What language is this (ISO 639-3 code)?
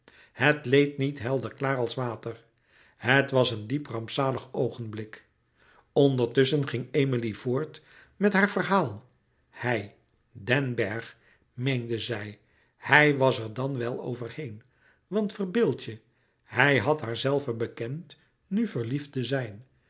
nld